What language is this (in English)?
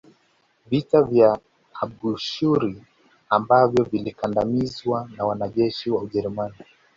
Swahili